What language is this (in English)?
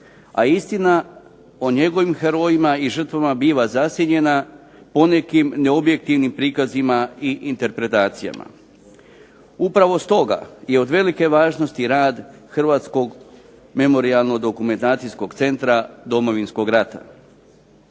Croatian